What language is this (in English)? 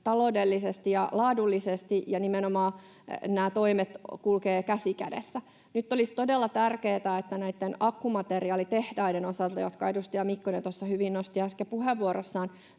Finnish